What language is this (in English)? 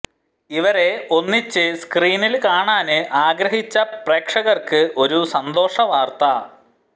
Malayalam